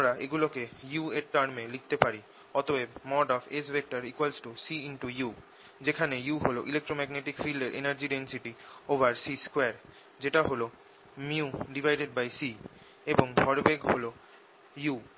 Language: Bangla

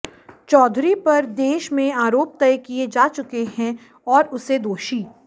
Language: Hindi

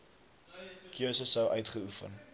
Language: Afrikaans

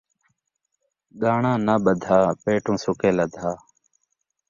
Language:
Saraiki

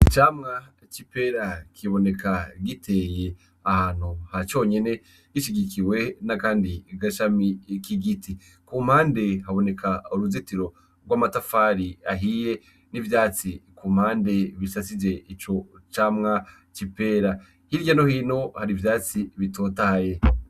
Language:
Rundi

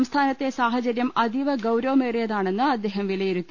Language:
Malayalam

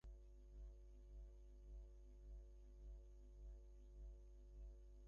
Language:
Bangla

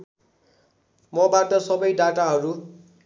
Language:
Nepali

